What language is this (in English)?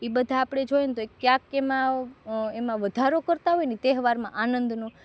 Gujarati